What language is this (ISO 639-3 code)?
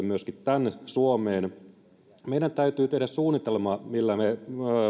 fin